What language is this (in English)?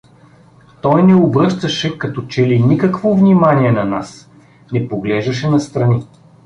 Bulgarian